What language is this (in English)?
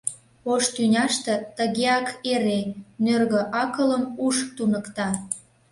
Mari